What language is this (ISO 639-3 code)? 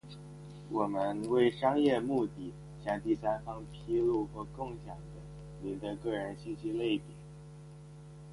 zho